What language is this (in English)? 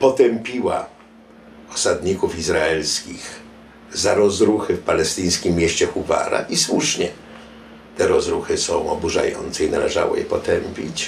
Polish